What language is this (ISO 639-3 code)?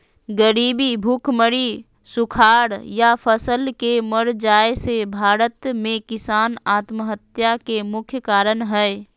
mag